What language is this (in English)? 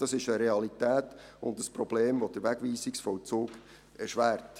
Swiss German